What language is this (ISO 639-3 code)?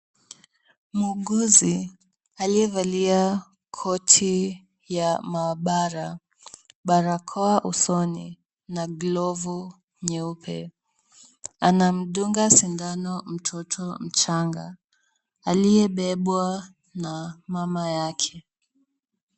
swa